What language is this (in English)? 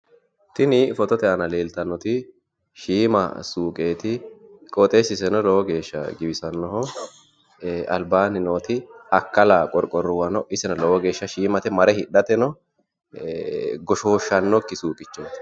Sidamo